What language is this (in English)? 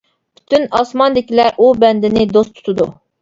Uyghur